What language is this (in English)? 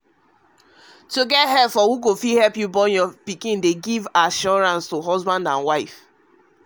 Nigerian Pidgin